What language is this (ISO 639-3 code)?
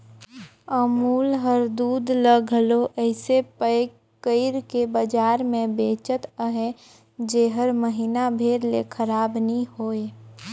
hne